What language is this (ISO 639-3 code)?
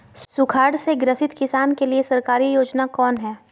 mag